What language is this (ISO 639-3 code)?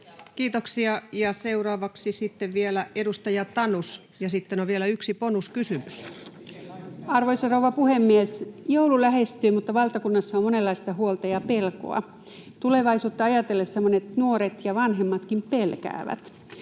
fin